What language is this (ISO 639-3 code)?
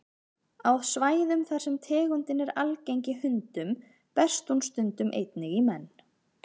isl